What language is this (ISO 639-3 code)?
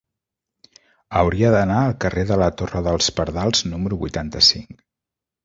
cat